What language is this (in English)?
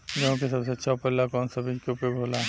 Bhojpuri